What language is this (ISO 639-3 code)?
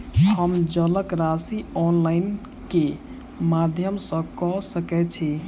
mai